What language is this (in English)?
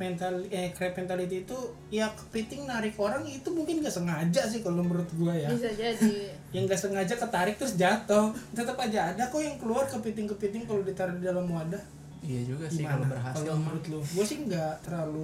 Indonesian